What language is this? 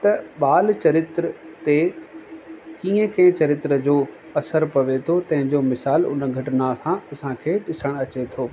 Sindhi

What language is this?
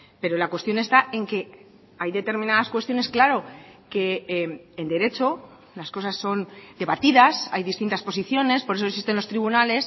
Spanish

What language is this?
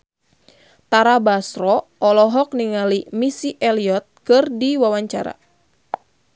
Sundanese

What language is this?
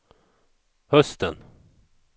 Swedish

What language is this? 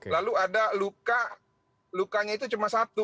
Indonesian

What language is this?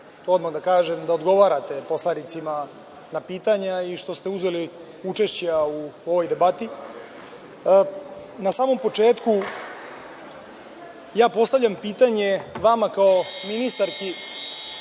Serbian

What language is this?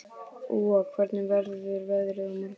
Icelandic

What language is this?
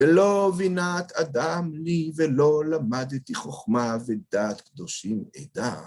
Hebrew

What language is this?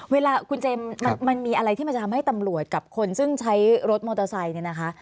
Thai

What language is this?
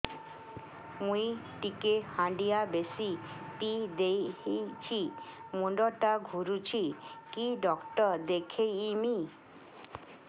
Odia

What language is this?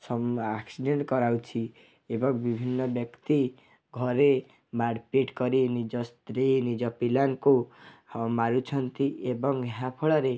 Odia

